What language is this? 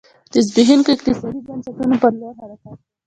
Pashto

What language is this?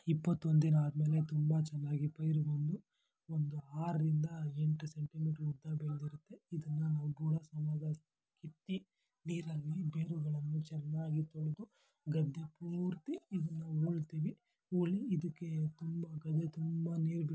Kannada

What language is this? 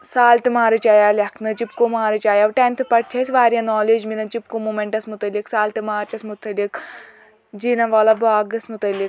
Kashmiri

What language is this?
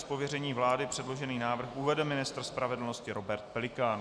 Czech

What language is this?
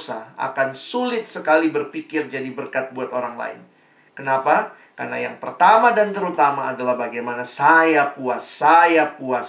Indonesian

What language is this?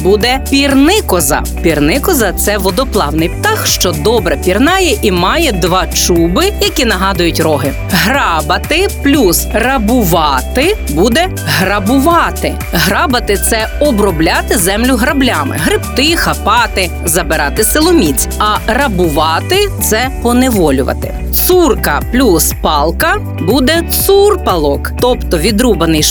Ukrainian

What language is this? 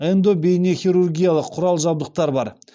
Kazakh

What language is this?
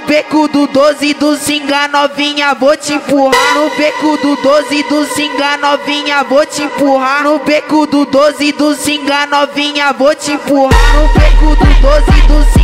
Romanian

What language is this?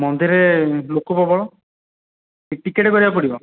Odia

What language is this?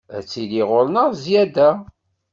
Kabyle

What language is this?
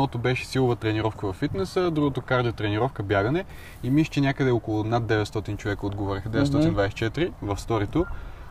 Bulgarian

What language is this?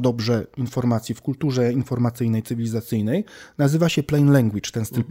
Polish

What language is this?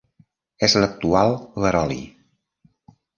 Catalan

